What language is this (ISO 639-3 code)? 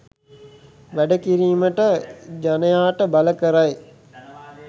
sin